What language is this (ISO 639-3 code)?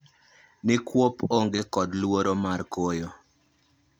luo